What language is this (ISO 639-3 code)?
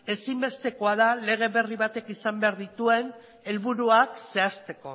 eus